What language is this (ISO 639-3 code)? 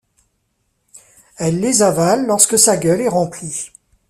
fra